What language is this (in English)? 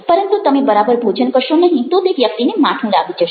Gujarati